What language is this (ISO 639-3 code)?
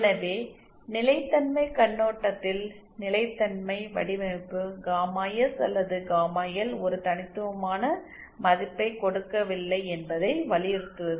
tam